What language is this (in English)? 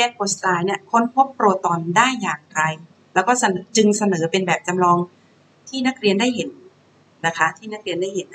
Thai